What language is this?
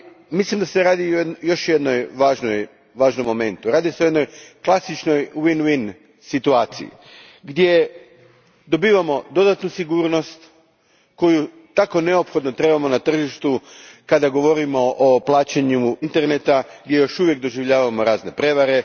Croatian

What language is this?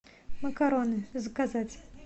Russian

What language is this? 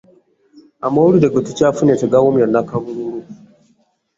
Ganda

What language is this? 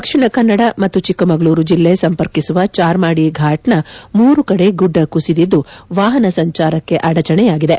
Kannada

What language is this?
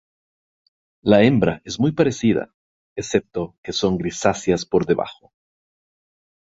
Spanish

